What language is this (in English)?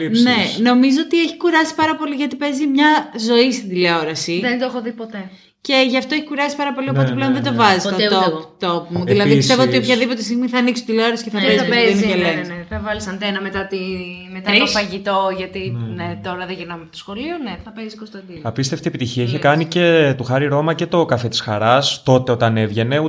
Greek